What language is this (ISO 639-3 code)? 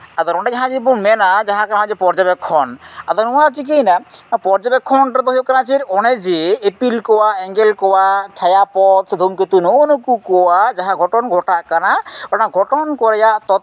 sat